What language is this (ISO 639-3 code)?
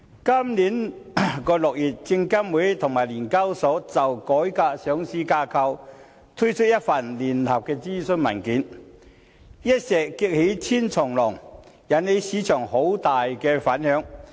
yue